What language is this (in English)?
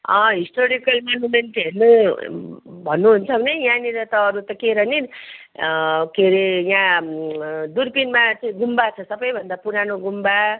Nepali